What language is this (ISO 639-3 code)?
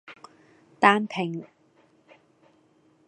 yue